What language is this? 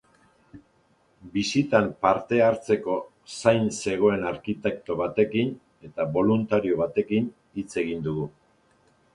Basque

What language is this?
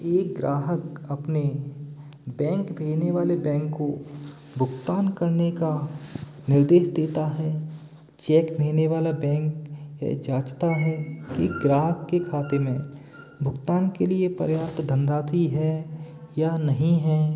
Hindi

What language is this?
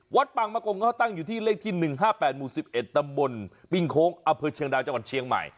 Thai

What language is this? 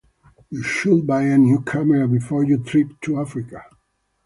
English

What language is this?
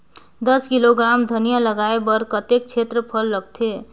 Chhattisgarhi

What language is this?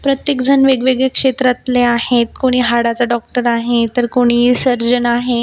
Marathi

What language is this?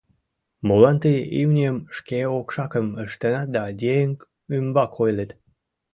Mari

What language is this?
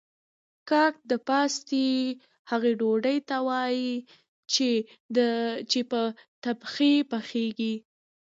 Pashto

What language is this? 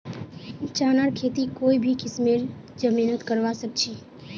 Magahi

